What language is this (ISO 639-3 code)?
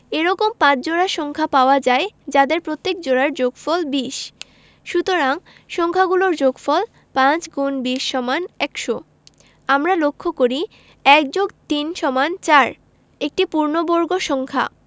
ben